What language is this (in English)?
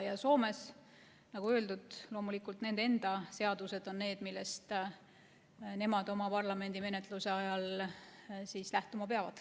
Estonian